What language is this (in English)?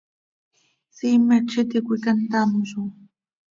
Seri